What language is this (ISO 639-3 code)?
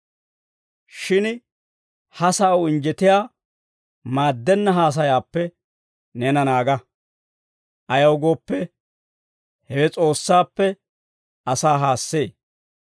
dwr